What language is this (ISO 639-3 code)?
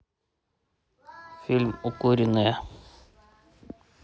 rus